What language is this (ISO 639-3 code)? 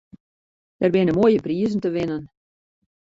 fry